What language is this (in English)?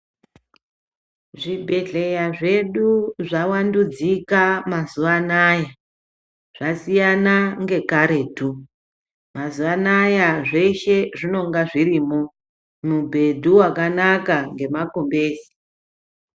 Ndau